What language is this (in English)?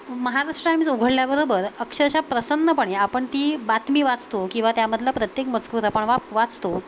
Marathi